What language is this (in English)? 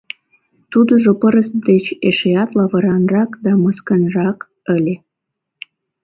Mari